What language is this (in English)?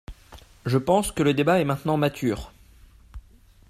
French